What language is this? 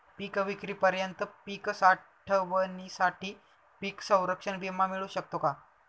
Marathi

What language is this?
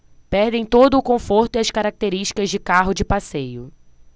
Portuguese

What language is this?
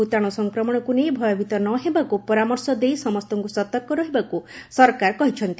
Odia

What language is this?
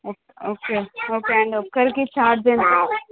Telugu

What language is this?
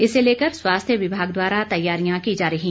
Hindi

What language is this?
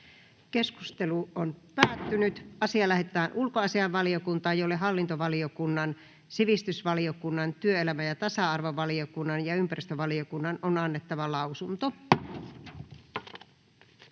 Finnish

